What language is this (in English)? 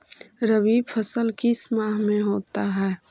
Magahi